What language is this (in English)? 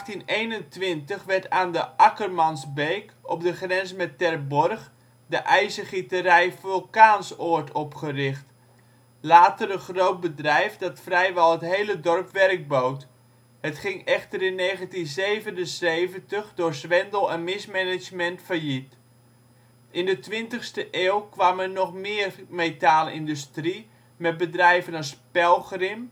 Dutch